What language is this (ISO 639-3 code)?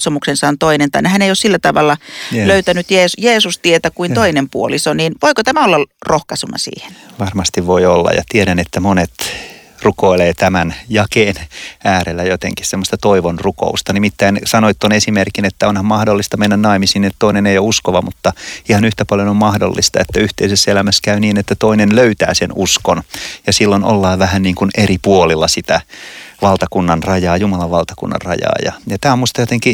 fin